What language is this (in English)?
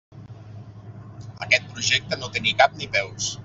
Catalan